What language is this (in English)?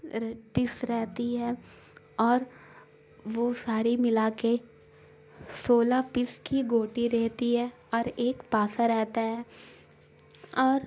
Urdu